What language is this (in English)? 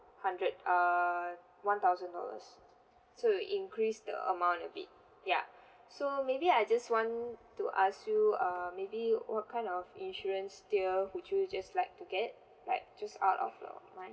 English